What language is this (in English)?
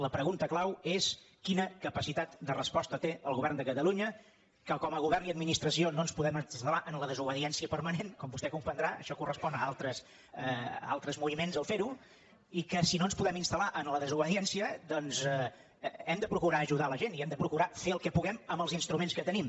Catalan